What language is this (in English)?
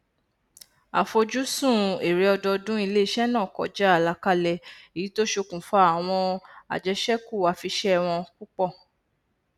Yoruba